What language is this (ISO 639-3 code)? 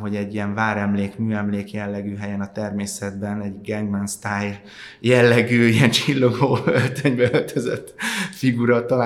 hun